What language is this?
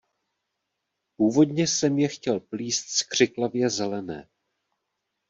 Czech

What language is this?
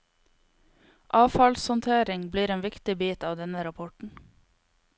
Norwegian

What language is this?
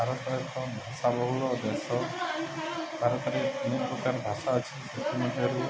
Odia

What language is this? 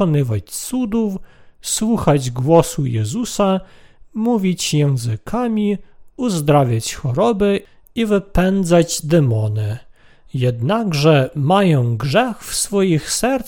Polish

